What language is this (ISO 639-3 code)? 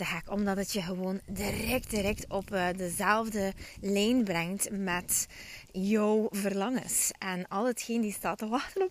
nld